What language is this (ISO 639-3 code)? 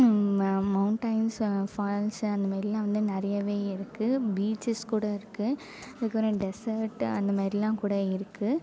tam